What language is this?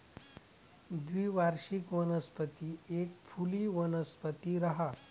Marathi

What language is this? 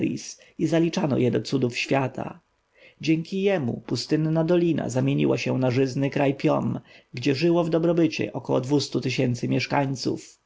Polish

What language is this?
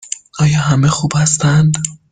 Persian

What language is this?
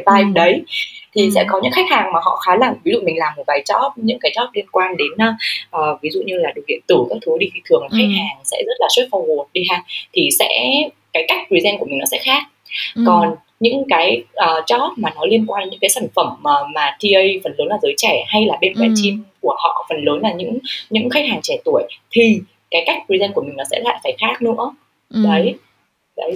Vietnamese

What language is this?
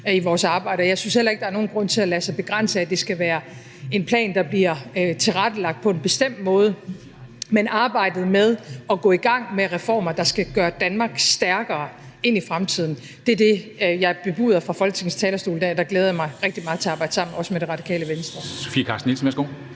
Danish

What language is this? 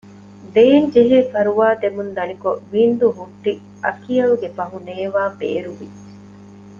Divehi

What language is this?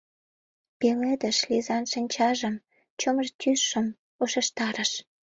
Mari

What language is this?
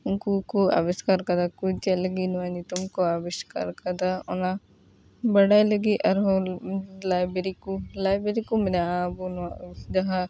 Santali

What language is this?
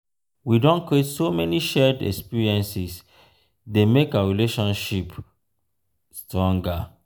Nigerian Pidgin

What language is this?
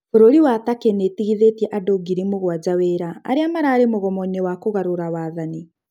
Kikuyu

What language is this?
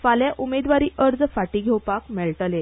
Konkani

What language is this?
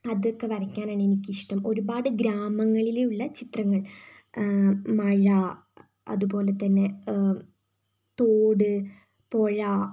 Malayalam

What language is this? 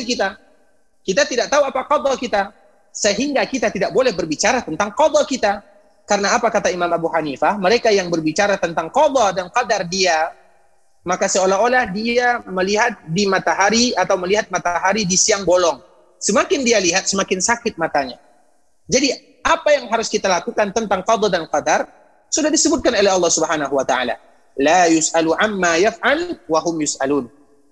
Indonesian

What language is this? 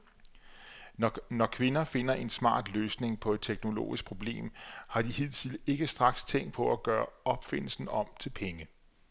Danish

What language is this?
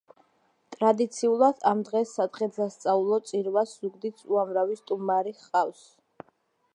Georgian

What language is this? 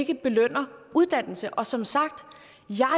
Danish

